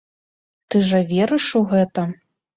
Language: Belarusian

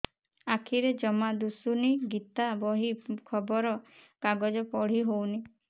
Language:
Odia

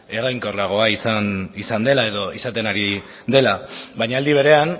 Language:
Basque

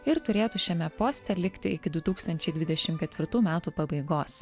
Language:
Lithuanian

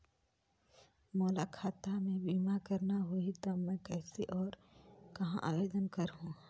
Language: Chhattisgarhi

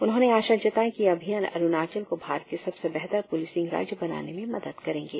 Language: Hindi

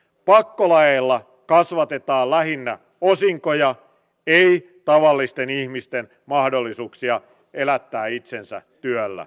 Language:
Finnish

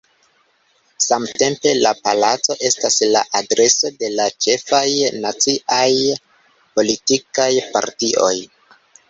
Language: Esperanto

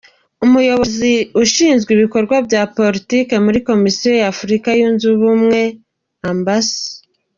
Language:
Kinyarwanda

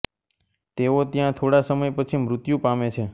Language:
Gujarati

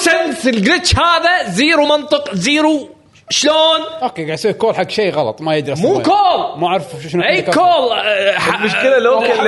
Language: Arabic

